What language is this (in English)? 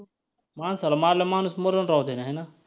Marathi